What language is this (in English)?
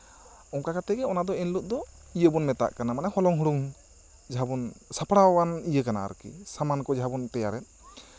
Santali